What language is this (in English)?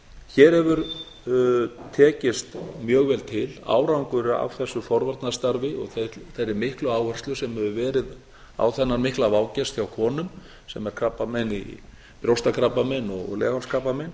Icelandic